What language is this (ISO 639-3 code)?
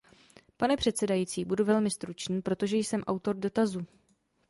ces